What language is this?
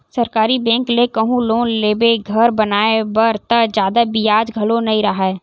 Chhattisgarhi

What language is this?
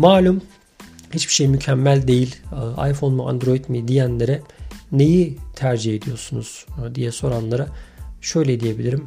Turkish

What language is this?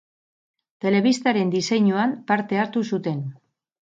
Basque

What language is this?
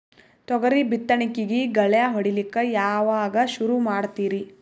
Kannada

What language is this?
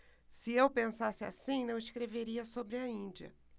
Portuguese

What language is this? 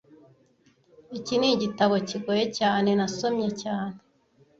Kinyarwanda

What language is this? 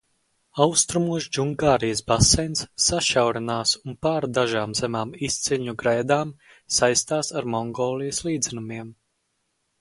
Latvian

